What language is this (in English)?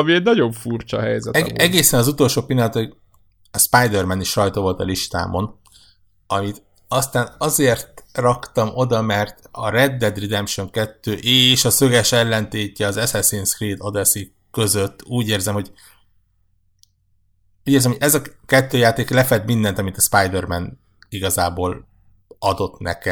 Hungarian